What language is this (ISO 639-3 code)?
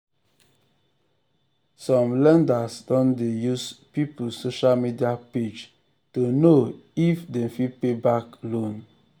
pcm